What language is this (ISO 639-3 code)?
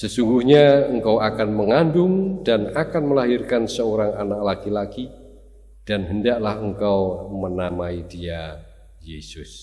ind